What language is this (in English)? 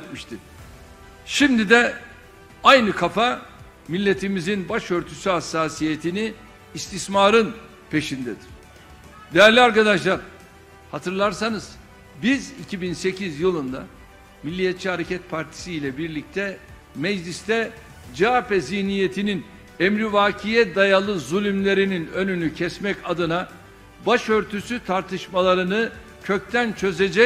Turkish